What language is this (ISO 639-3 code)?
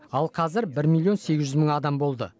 kaz